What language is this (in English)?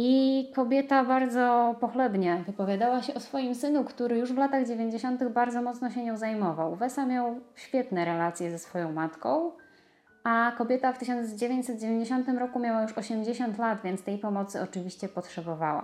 Polish